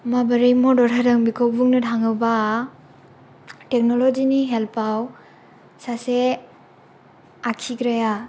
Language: Bodo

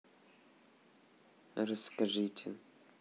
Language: Russian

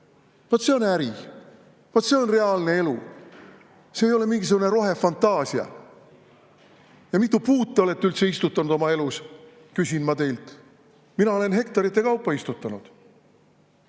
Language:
Estonian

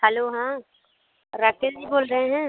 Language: Hindi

